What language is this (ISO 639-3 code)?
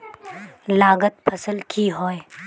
mag